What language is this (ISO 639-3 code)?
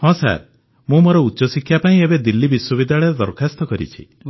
ori